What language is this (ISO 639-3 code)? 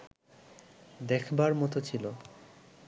ben